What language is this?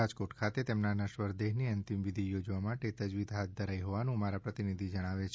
Gujarati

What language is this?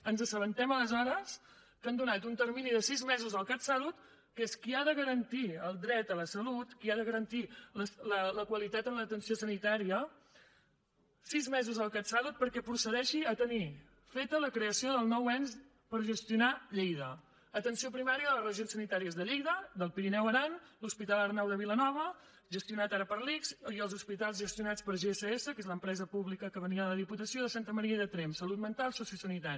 Catalan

